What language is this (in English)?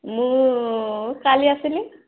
Odia